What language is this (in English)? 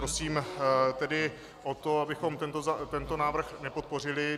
Czech